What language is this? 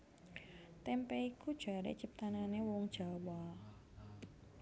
Javanese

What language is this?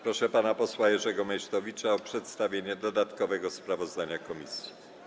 Polish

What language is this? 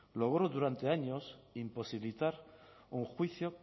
Spanish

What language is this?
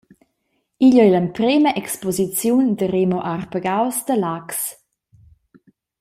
Romansh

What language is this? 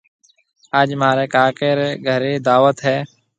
Marwari (Pakistan)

